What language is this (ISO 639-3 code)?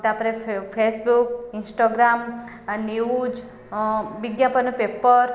ori